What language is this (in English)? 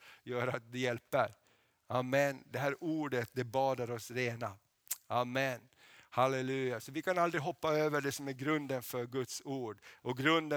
Swedish